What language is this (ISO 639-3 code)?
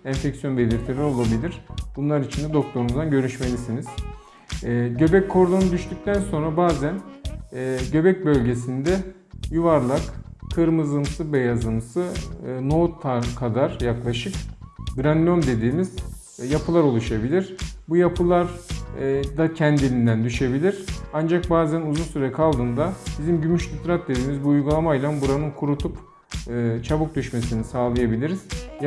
tur